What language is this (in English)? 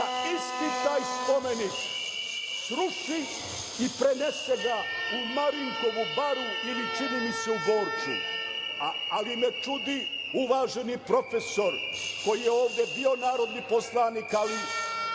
Serbian